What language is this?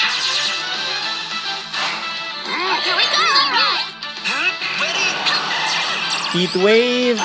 English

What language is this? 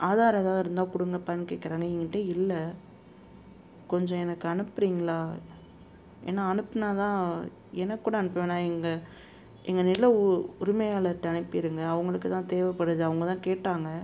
Tamil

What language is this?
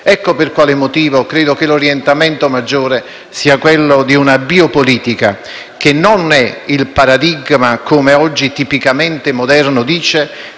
Italian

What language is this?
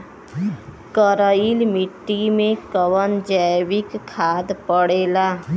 Bhojpuri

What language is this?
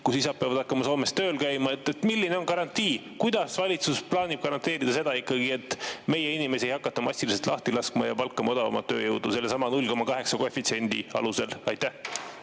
Estonian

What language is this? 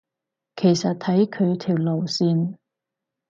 Cantonese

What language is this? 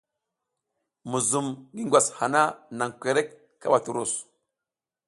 South Giziga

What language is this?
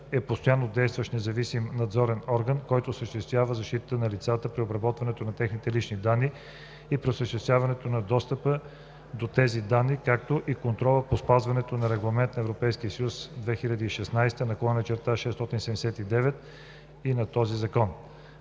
Bulgarian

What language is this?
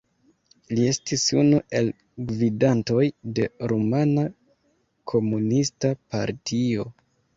Esperanto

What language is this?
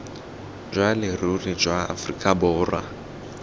Tswana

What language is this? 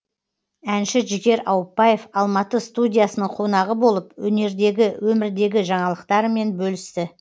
Kazakh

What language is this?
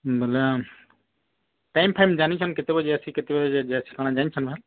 Odia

